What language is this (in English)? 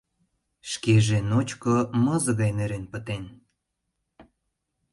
Mari